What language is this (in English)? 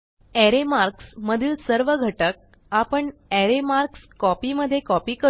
Marathi